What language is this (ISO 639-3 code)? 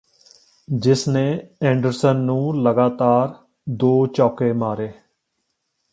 pan